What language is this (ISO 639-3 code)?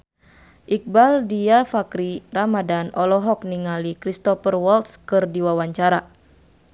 sun